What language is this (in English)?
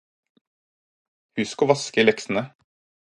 Norwegian Bokmål